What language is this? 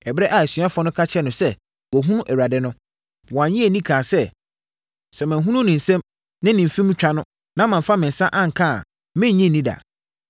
Akan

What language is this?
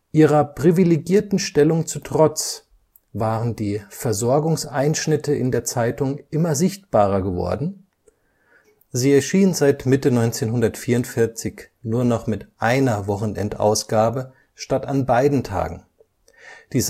German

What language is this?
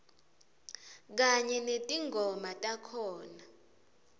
Swati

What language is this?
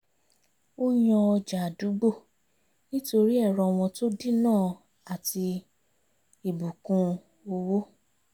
Yoruba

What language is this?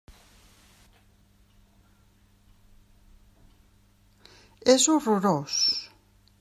Catalan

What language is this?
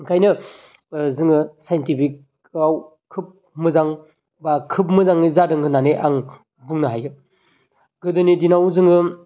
Bodo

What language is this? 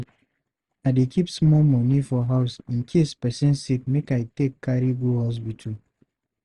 Nigerian Pidgin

